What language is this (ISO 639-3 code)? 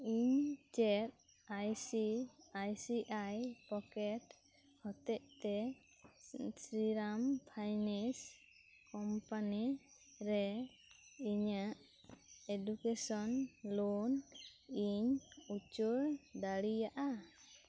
sat